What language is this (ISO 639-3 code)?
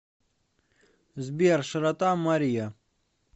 rus